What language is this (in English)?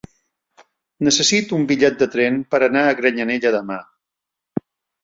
Catalan